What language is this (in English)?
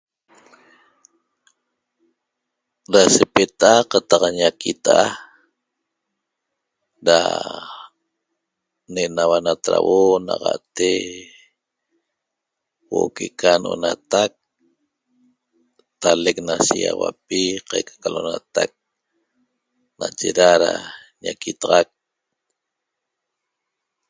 Toba